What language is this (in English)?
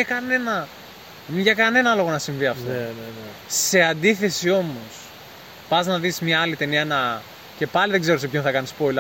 Greek